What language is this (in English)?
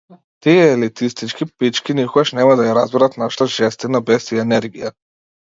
Macedonian